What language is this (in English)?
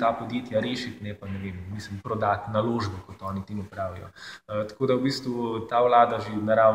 Romanian